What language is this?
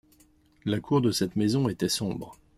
French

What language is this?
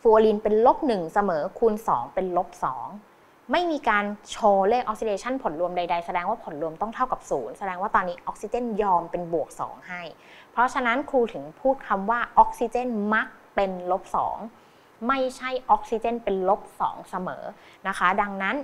Thai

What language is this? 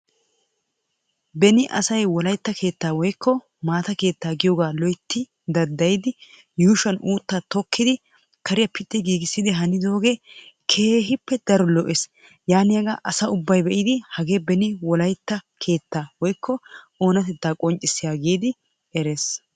Wolaytta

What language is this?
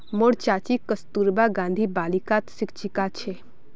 Magahi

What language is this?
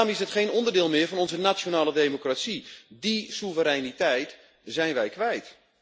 Dutch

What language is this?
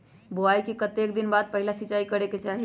Magahi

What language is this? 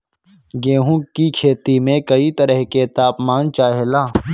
Bhojpuri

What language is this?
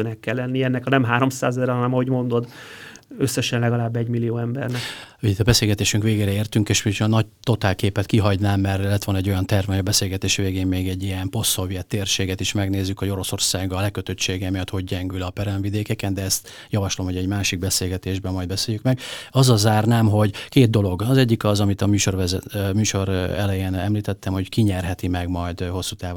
Hungarian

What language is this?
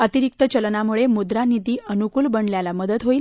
Marathi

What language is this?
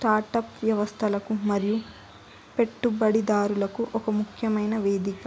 Telugu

